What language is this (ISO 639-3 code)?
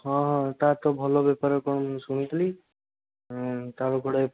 ori